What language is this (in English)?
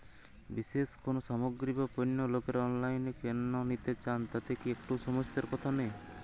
Bangla